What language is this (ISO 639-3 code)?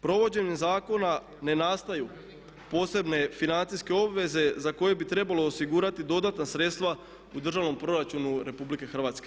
hrv